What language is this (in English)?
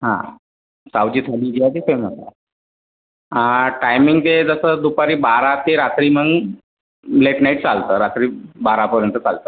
Marathi